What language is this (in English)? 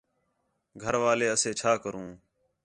Khetrani